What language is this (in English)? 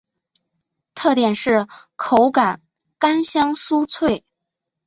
Chinese